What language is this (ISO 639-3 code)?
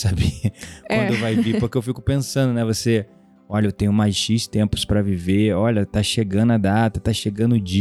por